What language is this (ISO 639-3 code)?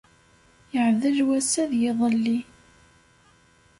kab